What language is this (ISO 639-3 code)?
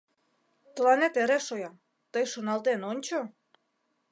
chm